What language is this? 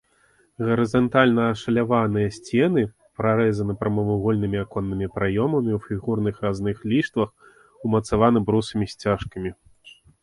Belarusian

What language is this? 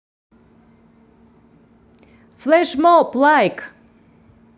Russian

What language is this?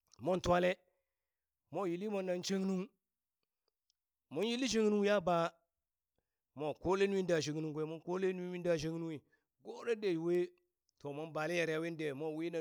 Burak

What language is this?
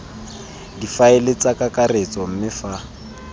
Tswana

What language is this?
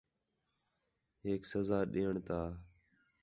Khetrani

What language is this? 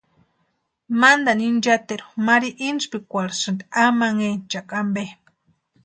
Western Highland Purepecha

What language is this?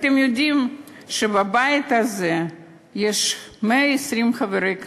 Hebrew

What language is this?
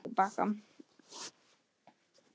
Icelandic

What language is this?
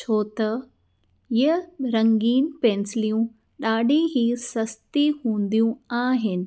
Sindhi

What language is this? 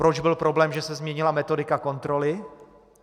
Czech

